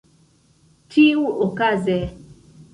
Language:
Esperanto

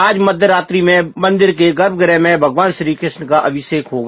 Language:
Hindi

